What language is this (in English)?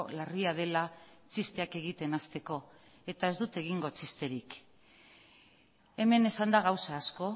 Basque